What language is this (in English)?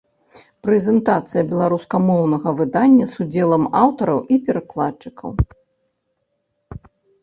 Belarusian